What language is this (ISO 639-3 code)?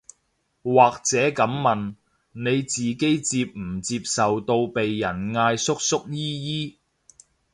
yue